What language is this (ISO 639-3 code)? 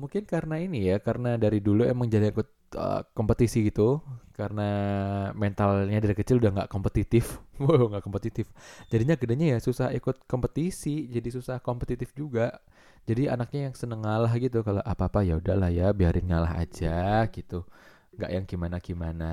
ind